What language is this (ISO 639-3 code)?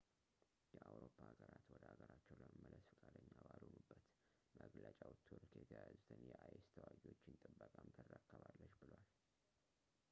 amh